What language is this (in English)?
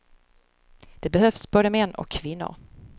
Swedish